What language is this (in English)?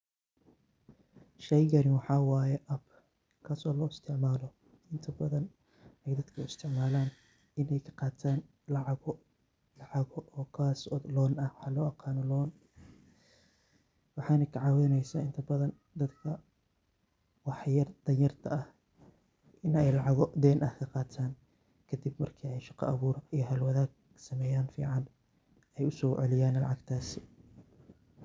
Somali